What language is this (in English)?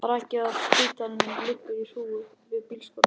Icelandic